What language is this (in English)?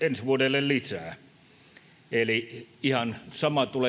Finnish